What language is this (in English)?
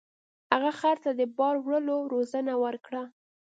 Pashto